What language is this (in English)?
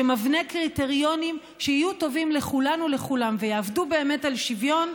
Hebrew